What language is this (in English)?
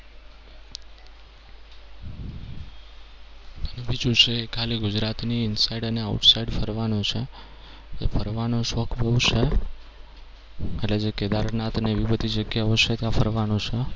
Gujarati